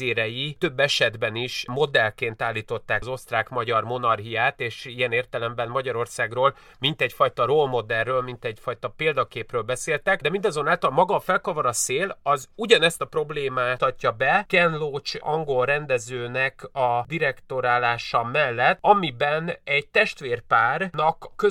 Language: Hungarian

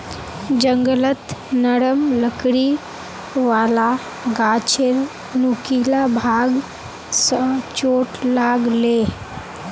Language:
Magahi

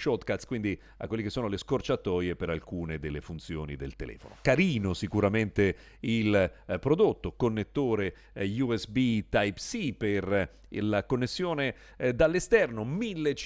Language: Italian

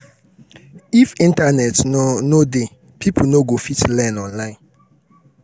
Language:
Nigerian Pidgin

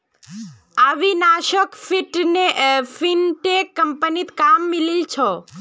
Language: Magahi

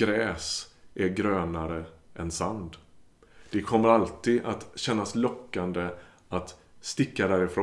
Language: Swedish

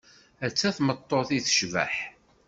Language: Kabyle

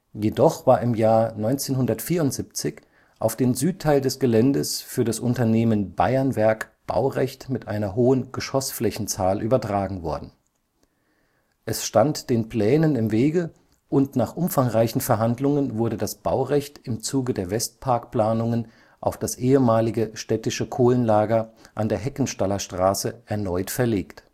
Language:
German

